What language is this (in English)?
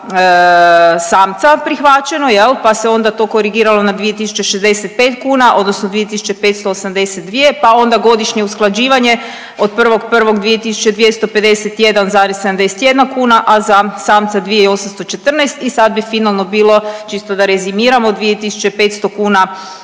Croatian